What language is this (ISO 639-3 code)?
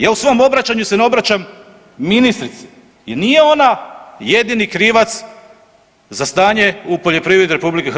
hrv